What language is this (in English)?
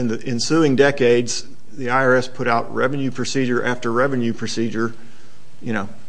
English